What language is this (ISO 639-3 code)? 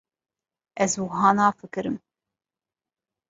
kur